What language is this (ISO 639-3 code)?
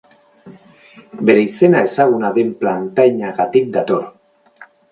eus